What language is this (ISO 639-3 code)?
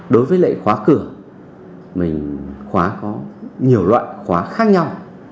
vie